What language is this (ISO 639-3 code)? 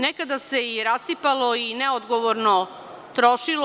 srp